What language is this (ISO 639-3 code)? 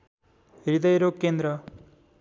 nep